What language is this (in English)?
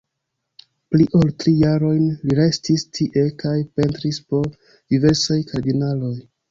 Esperanto